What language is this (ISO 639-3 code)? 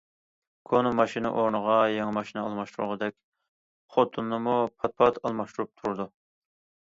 uig